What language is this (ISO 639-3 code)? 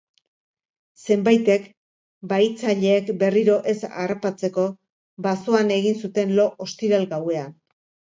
eus